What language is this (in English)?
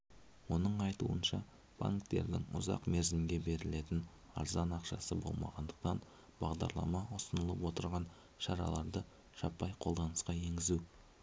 Kazakh